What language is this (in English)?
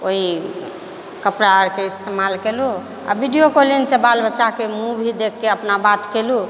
Maithili